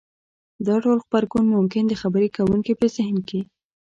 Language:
Pashto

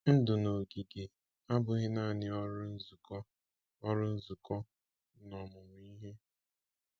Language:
Igbo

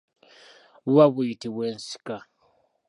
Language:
Ganda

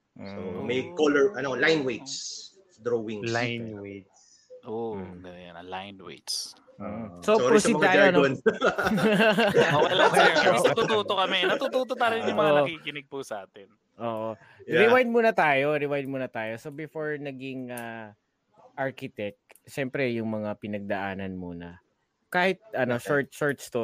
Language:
Filipino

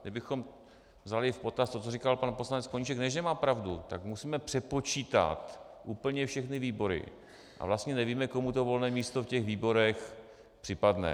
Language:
Czech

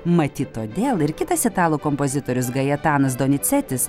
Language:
Lithuanian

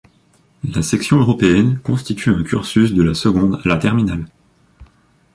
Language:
French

